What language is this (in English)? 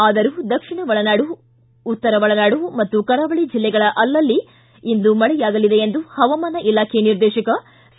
Kannada